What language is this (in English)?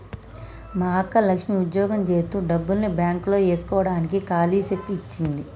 Telugu